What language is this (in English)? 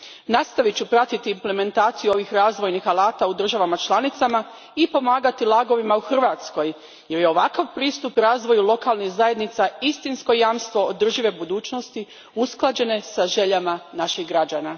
Croatian